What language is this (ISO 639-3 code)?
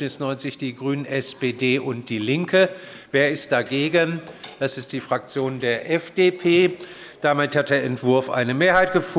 deu